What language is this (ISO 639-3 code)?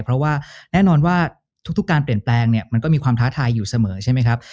tha